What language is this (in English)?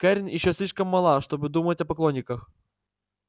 Russian